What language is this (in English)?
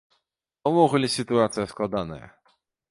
Belarusian